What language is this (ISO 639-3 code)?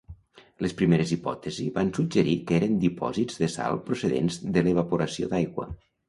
cat